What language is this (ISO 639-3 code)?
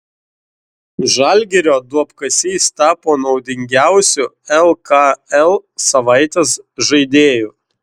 lit